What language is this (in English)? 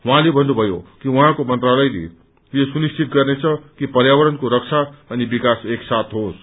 Nepali